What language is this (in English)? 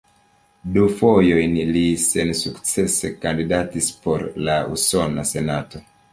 Esperanto